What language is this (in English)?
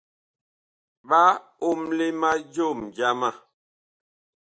Bakoko